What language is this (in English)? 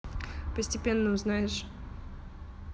Russian